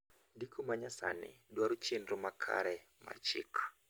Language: Luo (Kenya and Tanzania)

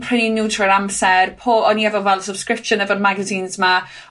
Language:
Welsh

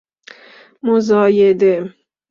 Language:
Persian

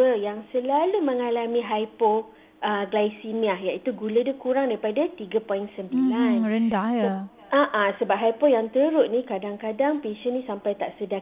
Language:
Malay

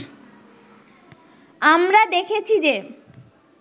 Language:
Bangla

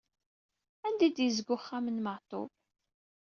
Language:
Kabyle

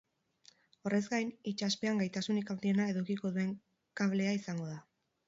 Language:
Basque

